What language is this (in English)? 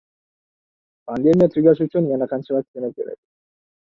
Uzbek